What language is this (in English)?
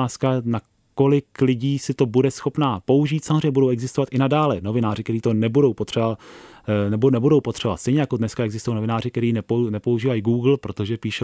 Czech